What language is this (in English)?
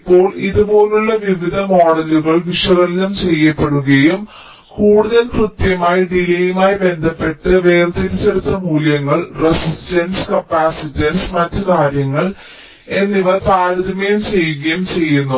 Malayalam